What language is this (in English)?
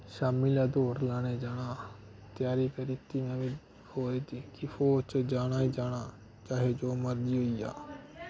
Dogri